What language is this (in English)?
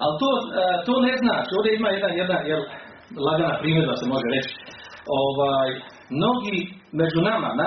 Croatian